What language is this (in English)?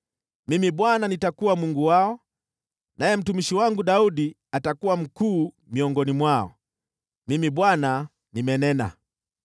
Swahili